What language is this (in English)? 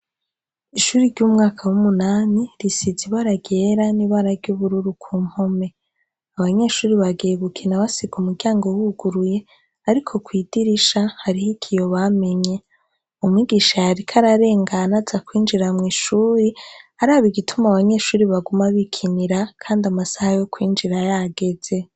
Rundi